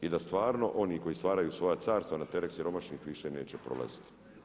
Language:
Croatian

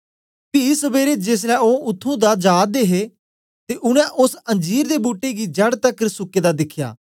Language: Dogri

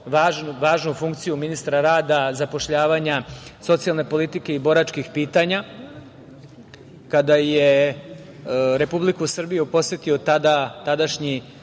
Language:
Serbian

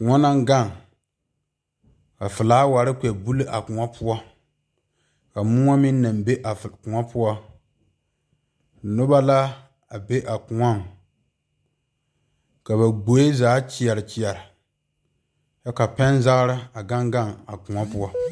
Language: Southern Dagaare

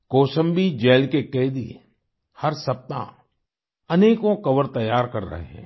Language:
Hindi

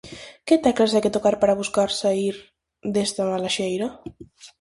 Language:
Galician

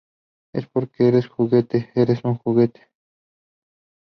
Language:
Spanish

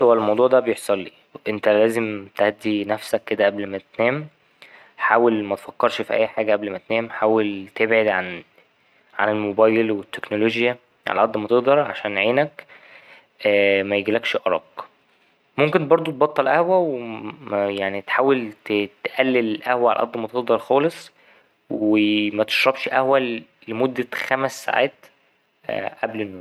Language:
Egyptian Arabic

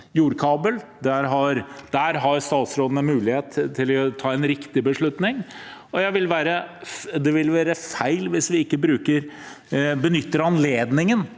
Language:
Norwegian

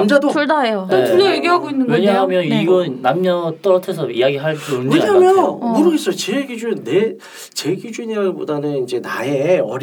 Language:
Korean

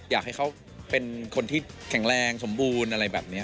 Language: Thai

